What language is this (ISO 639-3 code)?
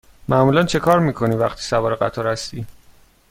fas